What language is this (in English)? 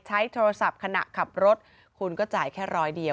Thai